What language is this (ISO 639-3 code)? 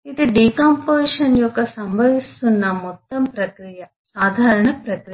tel